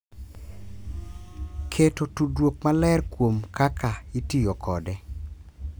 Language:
Luo (Kenya and Tanzania)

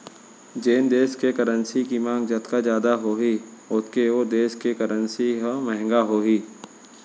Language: Chhattisgarhi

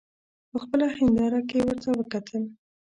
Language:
Pashto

